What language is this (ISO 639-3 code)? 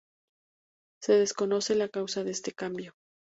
spa